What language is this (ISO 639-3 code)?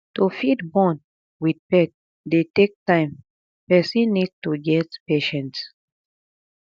pcm